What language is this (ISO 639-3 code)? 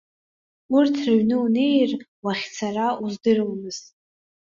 abk